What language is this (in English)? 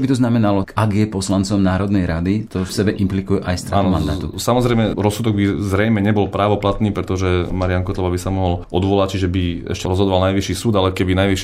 Slovak